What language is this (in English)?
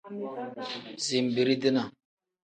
Tem